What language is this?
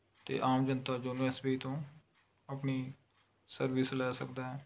Punjabi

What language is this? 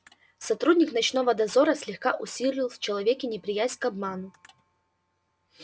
Russian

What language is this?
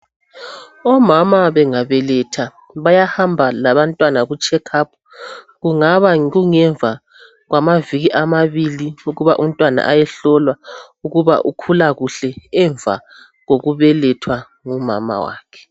North Ndebele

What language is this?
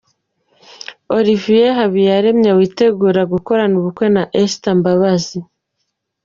Kinyarwanda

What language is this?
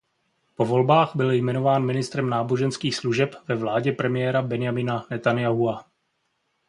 Czech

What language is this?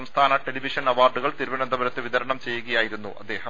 Malayalam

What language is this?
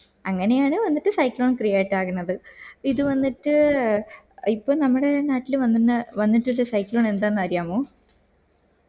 Malayalam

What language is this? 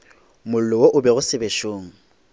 Northern Sotho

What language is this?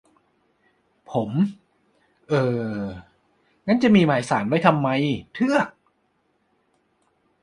Thai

